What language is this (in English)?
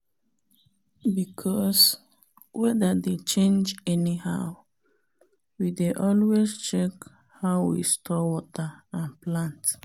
Nigerian Pidgin